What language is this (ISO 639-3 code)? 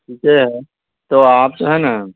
urd